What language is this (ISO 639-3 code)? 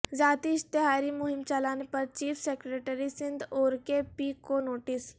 urd